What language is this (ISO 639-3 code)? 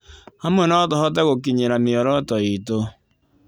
kik